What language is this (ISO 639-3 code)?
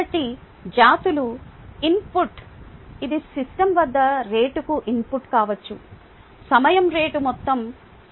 tel